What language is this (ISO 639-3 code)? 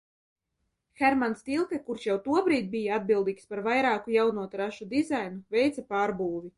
lav